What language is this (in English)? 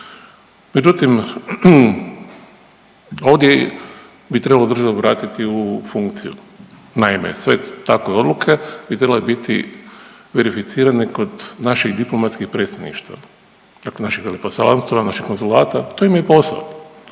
Croatian